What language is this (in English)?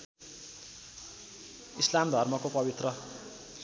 Nepali